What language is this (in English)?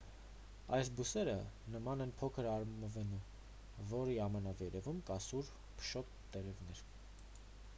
Armenian